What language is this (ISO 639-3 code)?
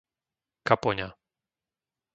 slk